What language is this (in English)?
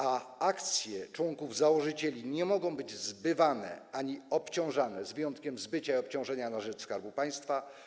Polish